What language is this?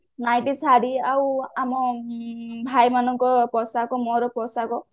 Odia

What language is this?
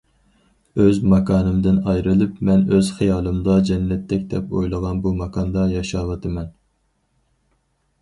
Uyghur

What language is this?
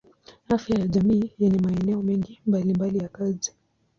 Swahili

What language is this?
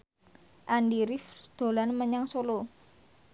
Javanese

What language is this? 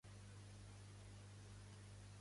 Catalan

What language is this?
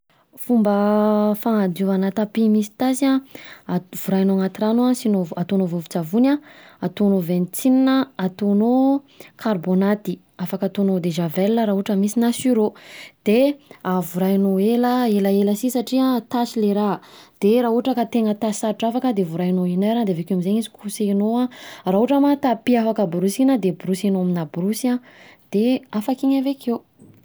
Southern Betsimisaraka Malagasy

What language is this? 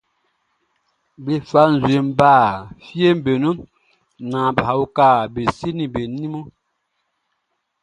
Baoulé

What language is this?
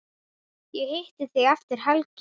Icelandic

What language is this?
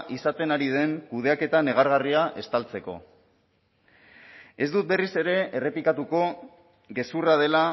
Basque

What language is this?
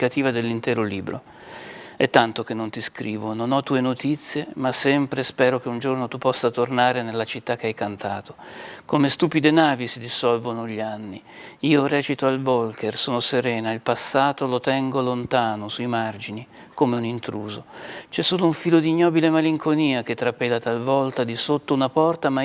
Italian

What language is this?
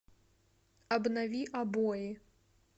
Russian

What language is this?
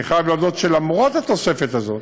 Hebrew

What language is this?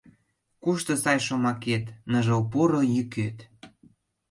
Mari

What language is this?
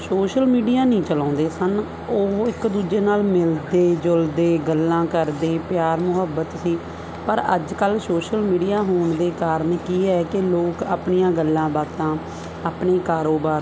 Punjabi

